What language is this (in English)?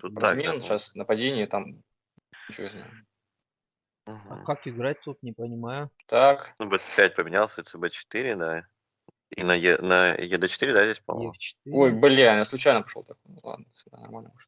Russian